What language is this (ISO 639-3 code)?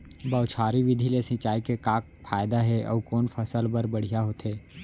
hne